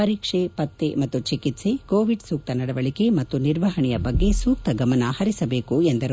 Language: Kannada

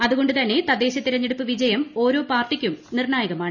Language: Malayalam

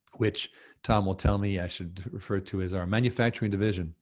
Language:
English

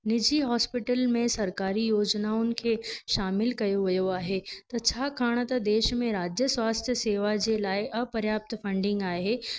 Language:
Sindhi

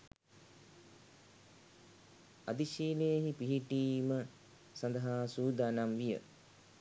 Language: Sinhala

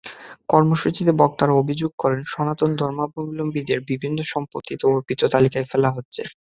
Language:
Bangla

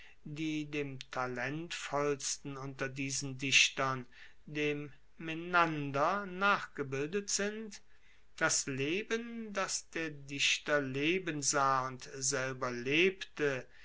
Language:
German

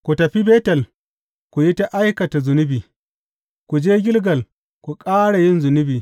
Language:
Hausa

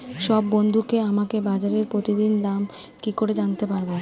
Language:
Bangla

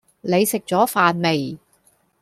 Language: Cantonese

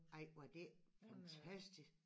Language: Danish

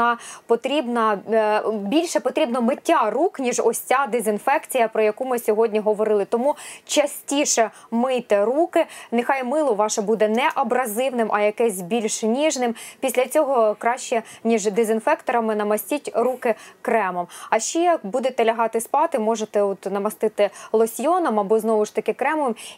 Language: Ukrainian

